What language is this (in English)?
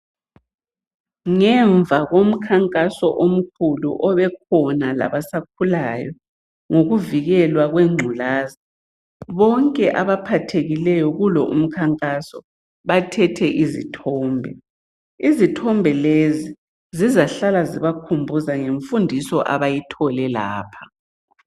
North Ndebele